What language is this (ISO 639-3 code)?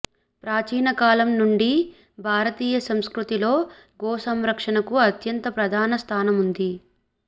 tel